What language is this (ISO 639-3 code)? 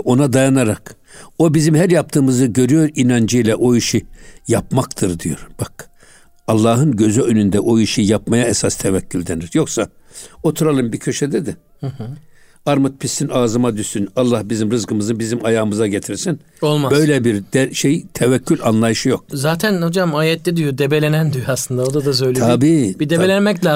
tur